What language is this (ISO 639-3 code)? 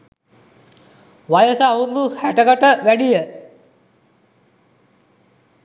sin